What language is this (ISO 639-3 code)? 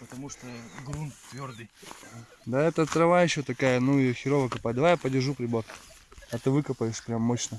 rus